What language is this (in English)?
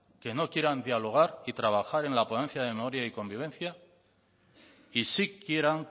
Spanish